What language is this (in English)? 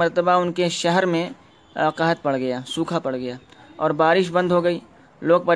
Urdu